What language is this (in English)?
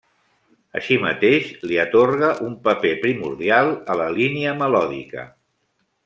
Catalan